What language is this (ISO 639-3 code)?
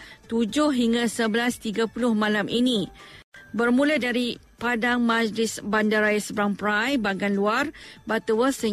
msa